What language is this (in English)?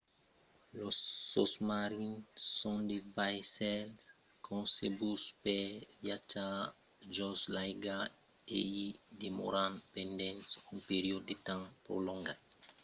Occitan